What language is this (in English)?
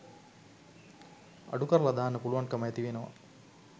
Sinhala